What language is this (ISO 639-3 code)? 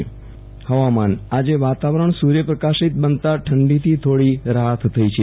guj